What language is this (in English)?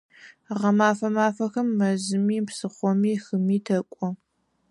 Adyghe